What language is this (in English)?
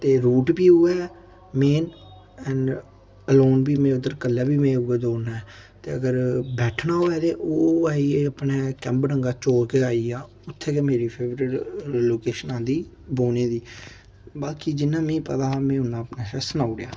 Dogri